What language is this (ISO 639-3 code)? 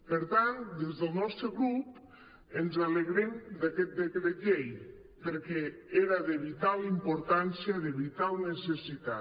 cat